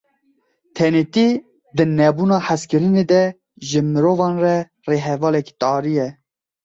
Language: Kurdish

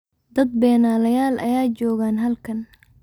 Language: Somali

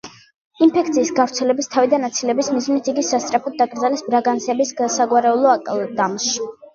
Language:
Georgian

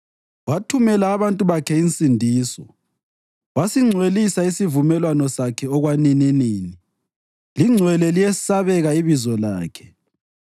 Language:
North Ndebele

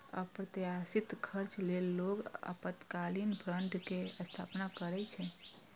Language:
Maithili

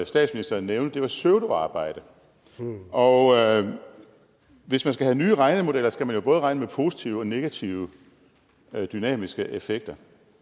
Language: Danish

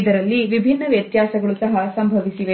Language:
Kannada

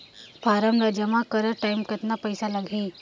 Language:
Chhattisgarhi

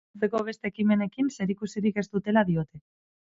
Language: Basque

